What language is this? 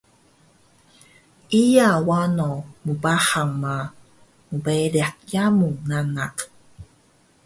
Taroko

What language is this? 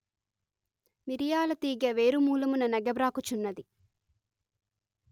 Telugu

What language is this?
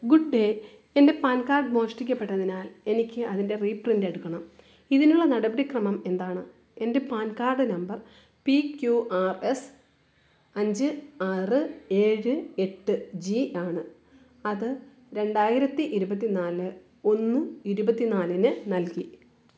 Malayalam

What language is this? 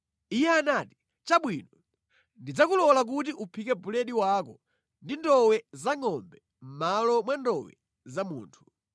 Nyanja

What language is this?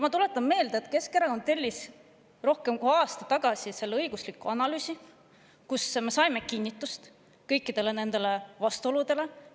Estonian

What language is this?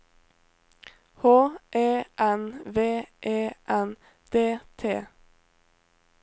Norwegian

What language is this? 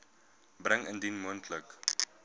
Afrikaans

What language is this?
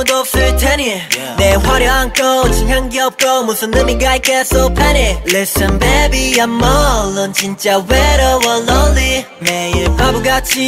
Korean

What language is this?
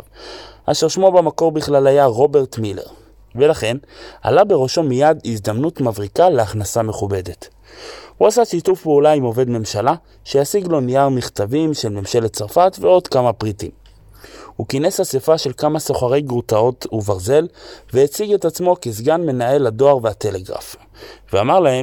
Hebrew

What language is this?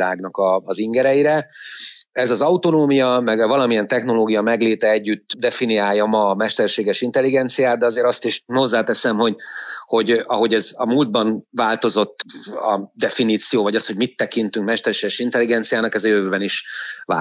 Hungarian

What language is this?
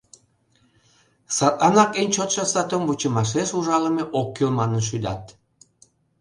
Mari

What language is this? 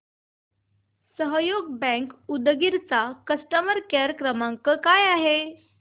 Marathi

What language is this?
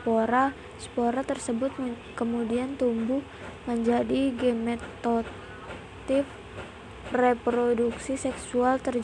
Indonesian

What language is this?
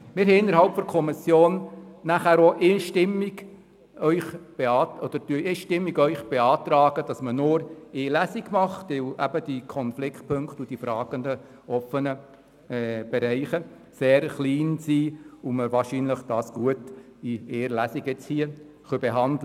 Swiss German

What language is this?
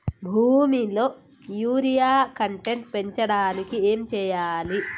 Telugu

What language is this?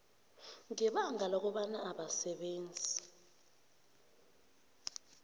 South Ndebele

